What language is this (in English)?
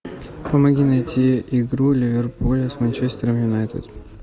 Russian